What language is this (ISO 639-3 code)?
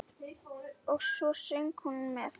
isl